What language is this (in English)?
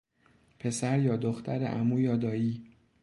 Persian